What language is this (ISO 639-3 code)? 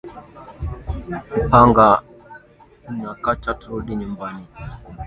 swa